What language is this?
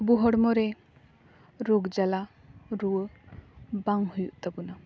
Santali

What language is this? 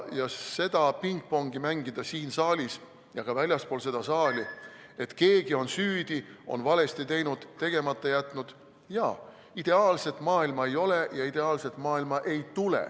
Estonian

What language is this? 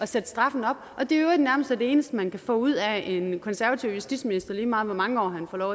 Danish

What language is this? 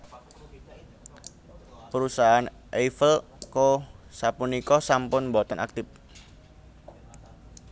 Javanese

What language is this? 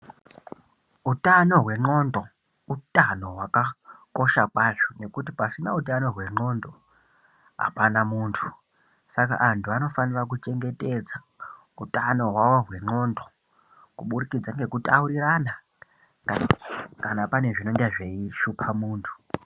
Ndau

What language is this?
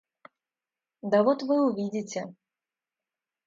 Russian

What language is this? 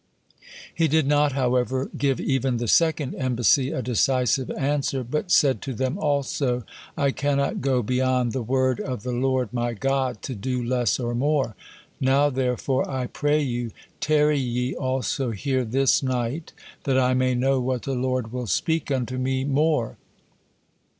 English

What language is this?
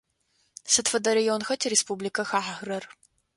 Adyghe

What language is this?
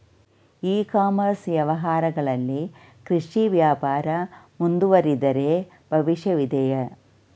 Kannada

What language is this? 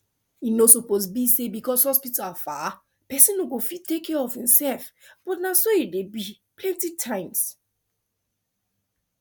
Nigerian Pidgin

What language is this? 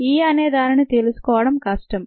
Telugu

